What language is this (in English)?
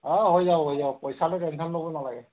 Assamese